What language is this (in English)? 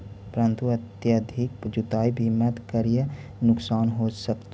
Magahi